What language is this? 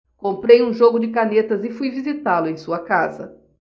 Portuguese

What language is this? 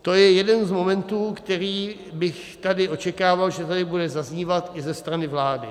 Czech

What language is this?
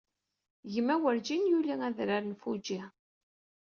Kabyle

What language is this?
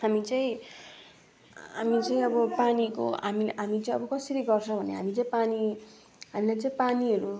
Nepali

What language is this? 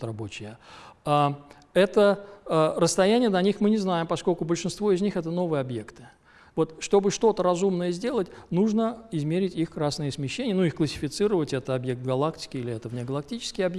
Russian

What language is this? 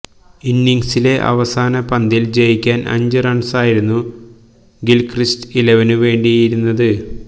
Malayalam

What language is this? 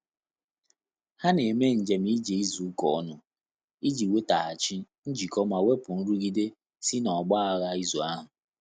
Igbo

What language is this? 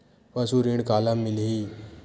Chhattisgarhi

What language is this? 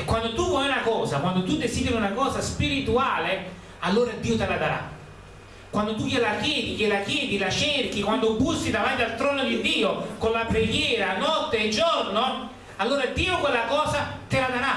Italian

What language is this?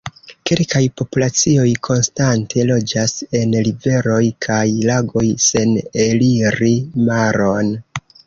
Esperanto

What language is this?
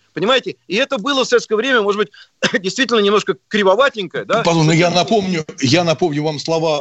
Russian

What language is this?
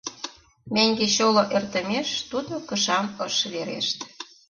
Mari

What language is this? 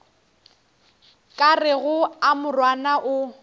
Northern Sotho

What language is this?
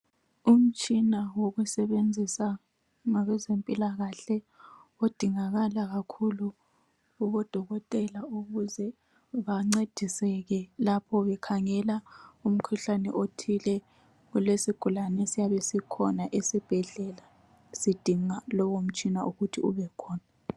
North Ndebele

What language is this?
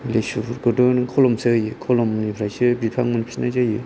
Bodo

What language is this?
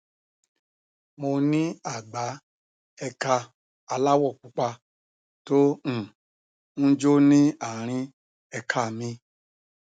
Yoruba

